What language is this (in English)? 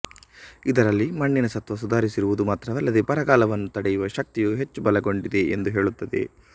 Kannada